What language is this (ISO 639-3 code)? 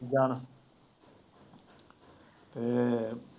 pan